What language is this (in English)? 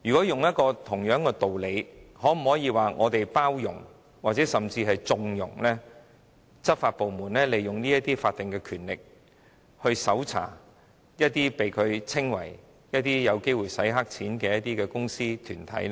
Cantonese